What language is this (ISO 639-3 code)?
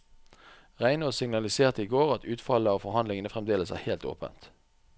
nor